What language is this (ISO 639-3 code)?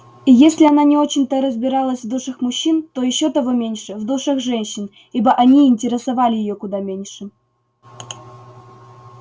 rus